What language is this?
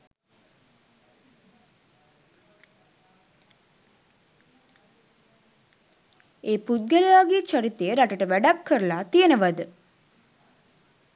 Sinhala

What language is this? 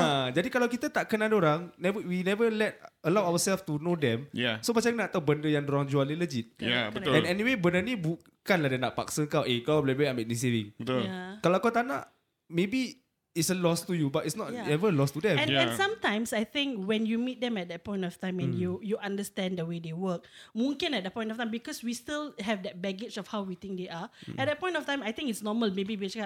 Malay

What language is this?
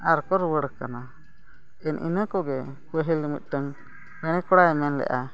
Santali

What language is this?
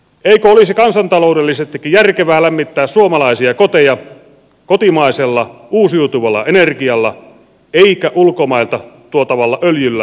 Finnish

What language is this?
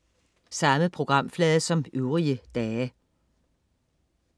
Danish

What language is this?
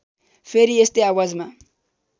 Nepali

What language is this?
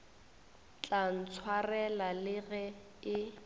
Northern Sotho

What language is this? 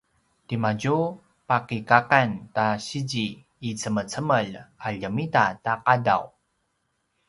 Paiwan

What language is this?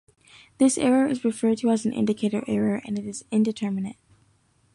English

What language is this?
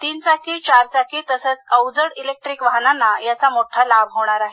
Marathi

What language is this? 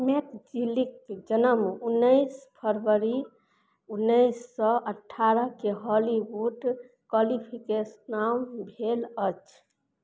Maithili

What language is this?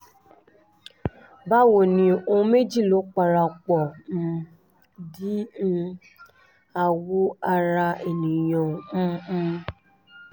Yoruba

